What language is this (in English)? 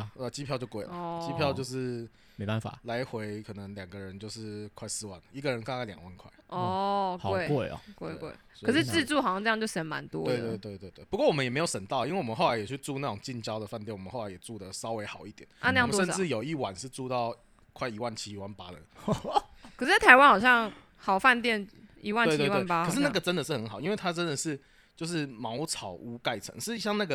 Chinese